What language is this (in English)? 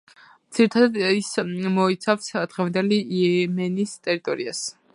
Georgian